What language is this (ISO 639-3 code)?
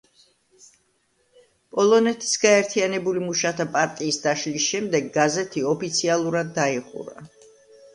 kat